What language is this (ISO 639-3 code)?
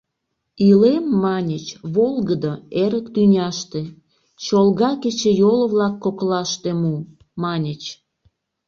chm